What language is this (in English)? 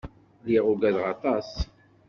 Kabyle